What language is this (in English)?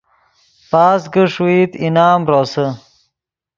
Yidgha